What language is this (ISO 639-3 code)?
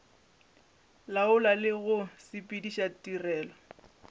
nso